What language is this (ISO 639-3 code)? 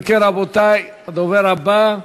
heb